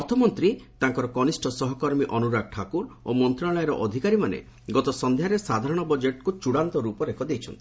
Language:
Odia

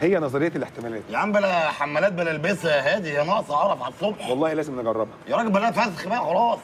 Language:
Arabic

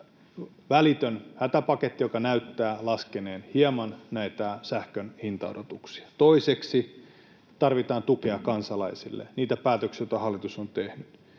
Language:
Finnish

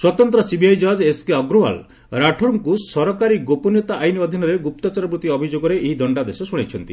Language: Odia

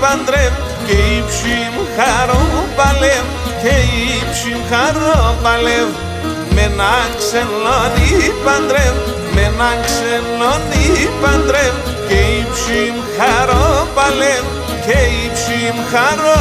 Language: Greek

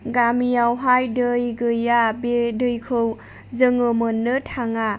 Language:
Bodo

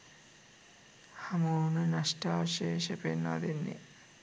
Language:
Sinhala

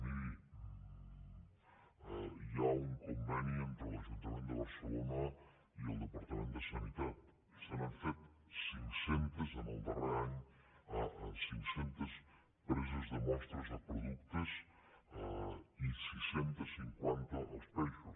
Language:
Catalan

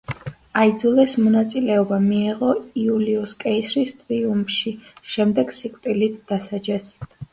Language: Georgian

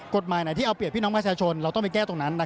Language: Thai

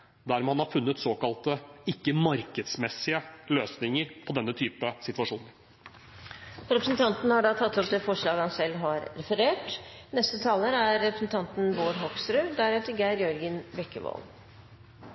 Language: Norwegian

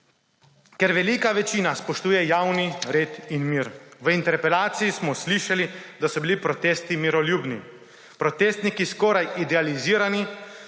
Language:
Slovenian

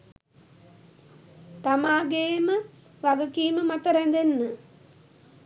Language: Sinhala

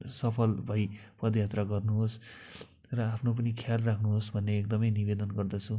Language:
Nepali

